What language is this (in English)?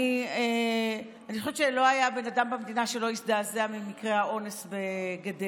Hebrew